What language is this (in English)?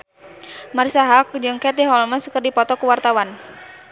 Sundanese